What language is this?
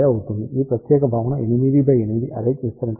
Telugu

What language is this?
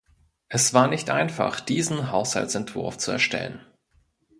German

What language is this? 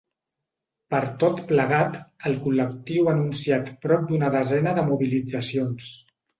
Catalan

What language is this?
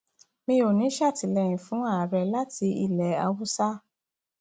Yoruba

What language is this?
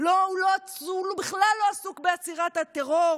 Hebrew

